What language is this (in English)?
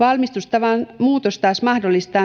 Finnish